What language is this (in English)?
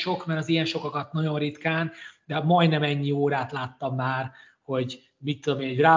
Hungarian